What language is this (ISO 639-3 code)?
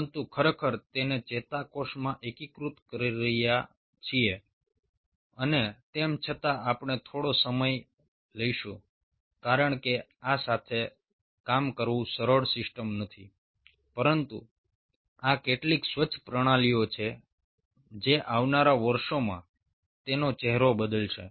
guj